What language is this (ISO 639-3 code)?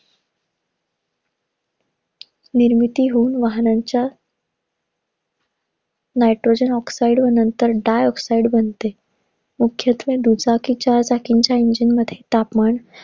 mar